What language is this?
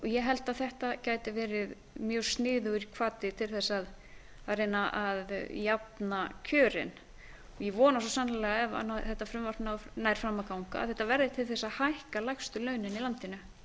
Icelandic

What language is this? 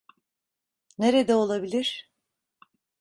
Turkish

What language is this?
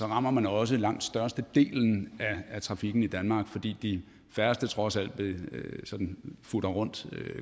Danish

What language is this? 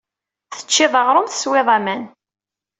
Kabyle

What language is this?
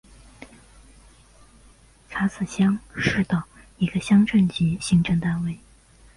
Chinese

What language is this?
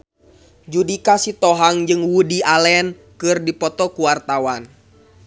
Sundanese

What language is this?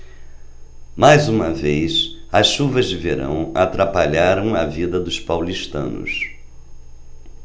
Portuguese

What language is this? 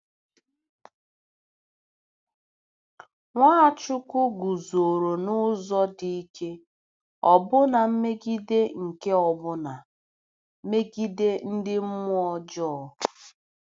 Igbo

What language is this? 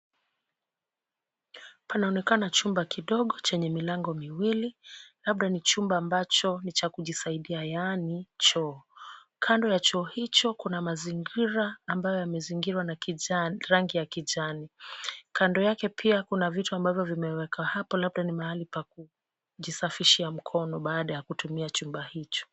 Swahili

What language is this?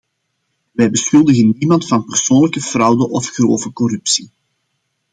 Dutch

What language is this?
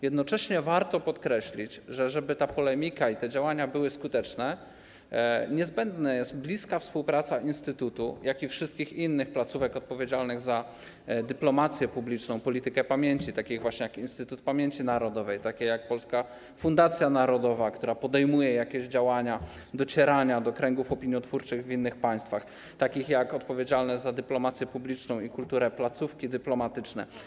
Polish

